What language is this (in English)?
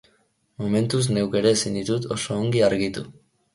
Basque